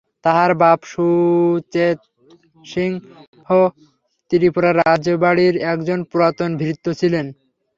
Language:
Bangla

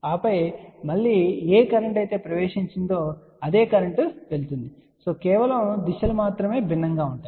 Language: Telugu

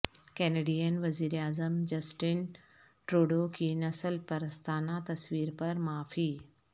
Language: Urdu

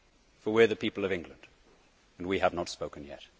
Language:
English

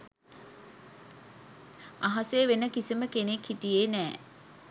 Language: Sinhala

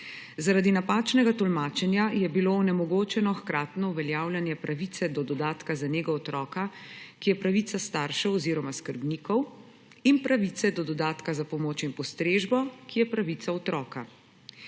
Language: Slovenian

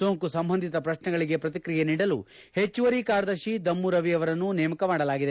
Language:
Kannada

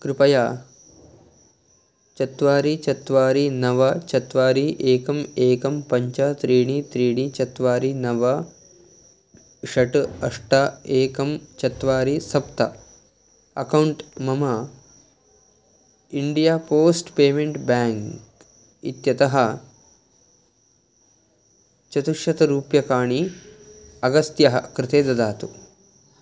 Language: Sanskrit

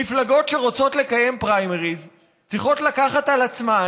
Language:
Hebrew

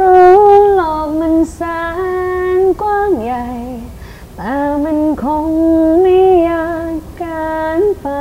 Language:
Thai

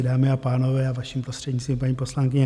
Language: Czech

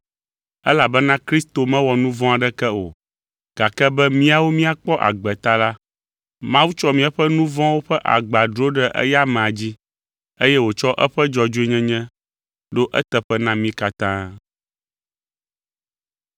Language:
Ewe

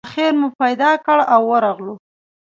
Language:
Pashto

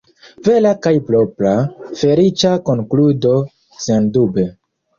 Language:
Esperanto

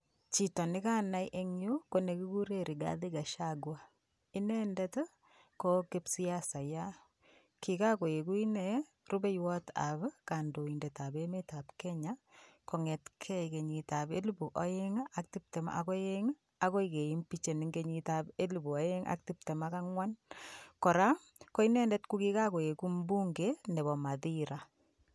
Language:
Kalenjin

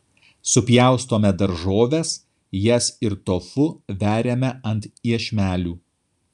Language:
Lithuanian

